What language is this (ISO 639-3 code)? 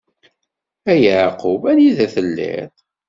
kab